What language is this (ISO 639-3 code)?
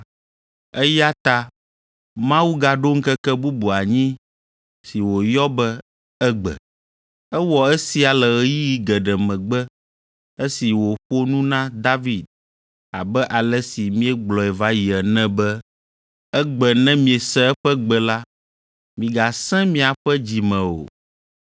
ewe